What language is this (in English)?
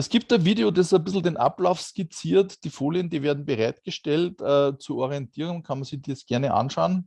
German